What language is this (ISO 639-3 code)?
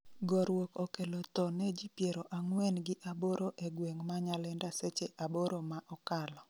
luo